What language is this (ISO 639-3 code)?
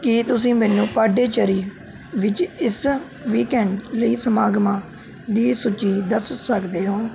pan